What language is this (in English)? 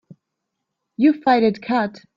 English